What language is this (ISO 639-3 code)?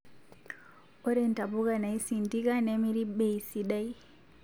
mas